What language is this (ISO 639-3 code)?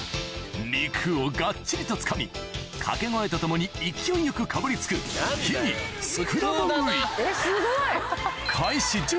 jpn